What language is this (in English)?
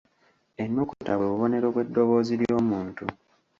Ganda